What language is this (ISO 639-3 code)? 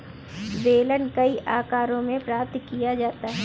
hin